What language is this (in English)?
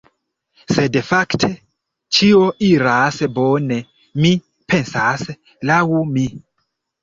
Esperanto